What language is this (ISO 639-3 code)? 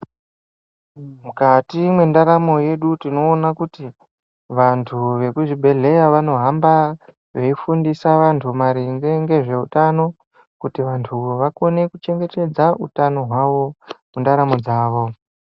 ndc